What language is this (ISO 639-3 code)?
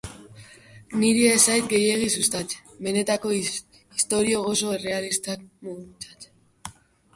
eus